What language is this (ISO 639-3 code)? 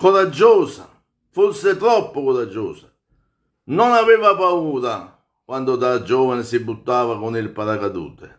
ita